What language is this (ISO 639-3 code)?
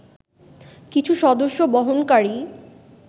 ben